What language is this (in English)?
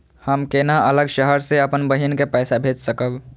Maithili